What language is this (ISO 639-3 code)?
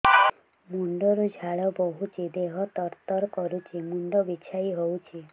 ori